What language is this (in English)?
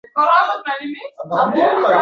Uzbek